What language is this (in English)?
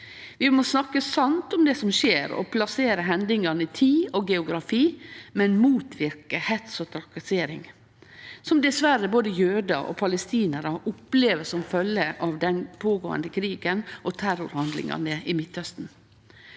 Norwegian